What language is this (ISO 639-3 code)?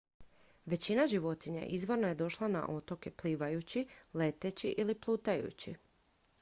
hrv